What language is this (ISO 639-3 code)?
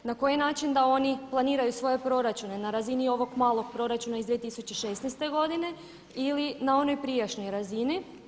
hrv